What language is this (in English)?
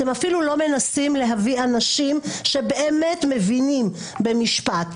Hebrew